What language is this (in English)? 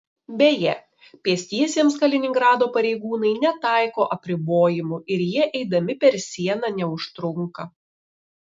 Lithuanian